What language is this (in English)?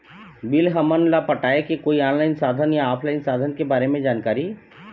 Chhattisgarhi